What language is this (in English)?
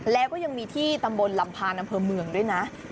Thai